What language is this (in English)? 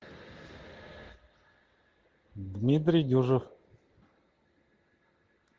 Russian